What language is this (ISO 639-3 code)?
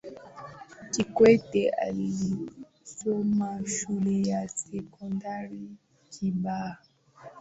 swa